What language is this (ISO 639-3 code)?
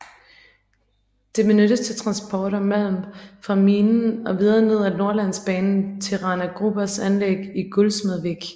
dan